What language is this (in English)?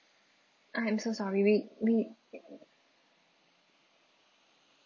English